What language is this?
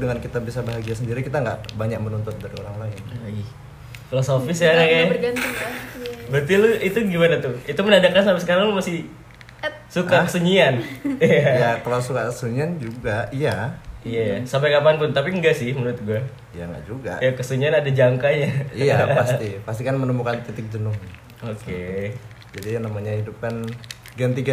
Indonesian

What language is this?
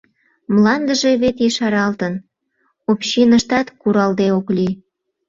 Mari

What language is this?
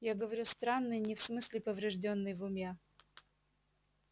Russian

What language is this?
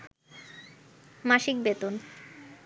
Bangla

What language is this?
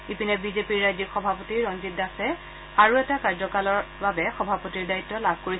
Assamese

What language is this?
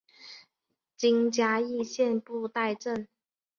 Chinese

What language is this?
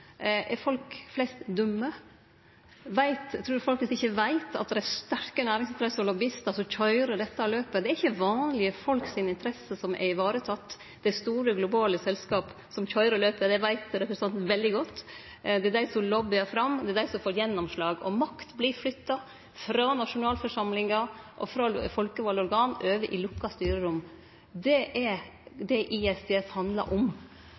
Norwegian Nynorsk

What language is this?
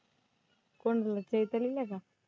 Marathi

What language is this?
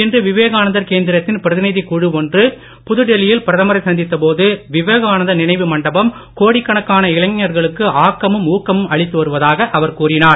Tamil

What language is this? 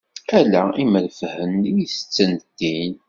Kabyle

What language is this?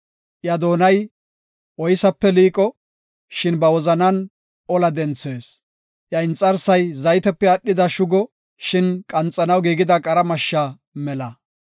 Gofa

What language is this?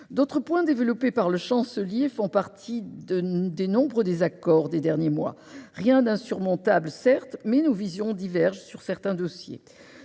French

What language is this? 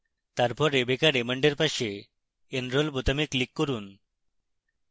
Bangla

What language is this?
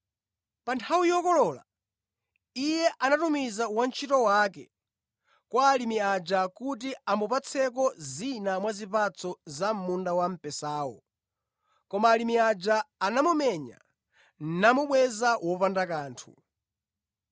Nyanja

